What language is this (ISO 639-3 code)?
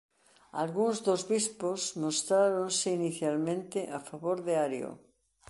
glg